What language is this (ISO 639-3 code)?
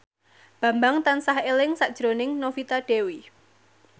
jav